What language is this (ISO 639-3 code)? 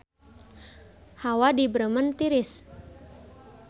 sun